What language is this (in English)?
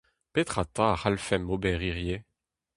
Breton